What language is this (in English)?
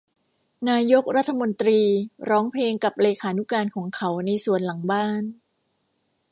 Thai